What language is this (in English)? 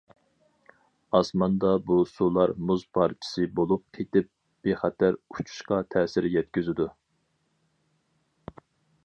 Uyghur